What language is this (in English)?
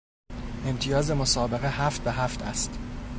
Persian